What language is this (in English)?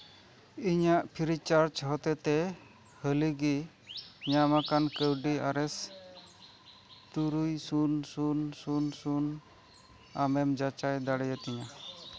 Santali